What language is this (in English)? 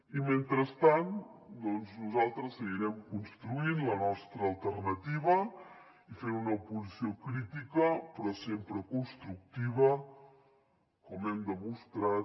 Catalan